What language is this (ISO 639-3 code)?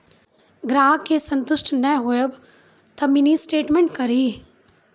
mai